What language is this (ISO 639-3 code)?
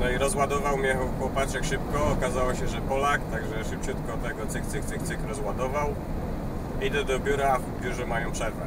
pol